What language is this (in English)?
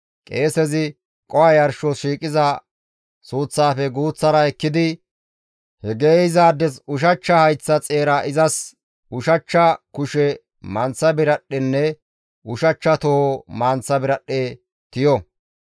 Gamo